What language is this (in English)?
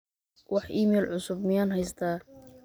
Somali